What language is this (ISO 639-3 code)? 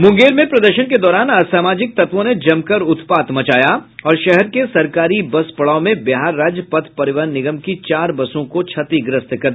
hin